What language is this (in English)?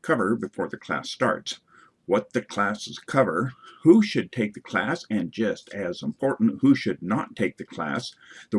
English